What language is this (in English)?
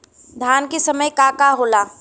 Bhojpuri